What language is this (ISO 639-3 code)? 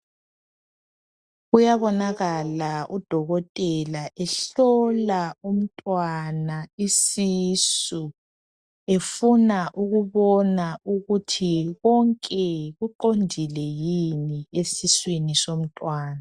nde